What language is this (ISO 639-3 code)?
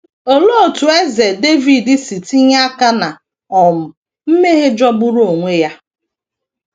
ibo